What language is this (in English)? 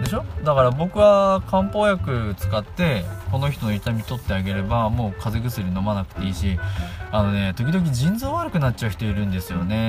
Japanese